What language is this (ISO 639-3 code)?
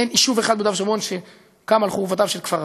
heb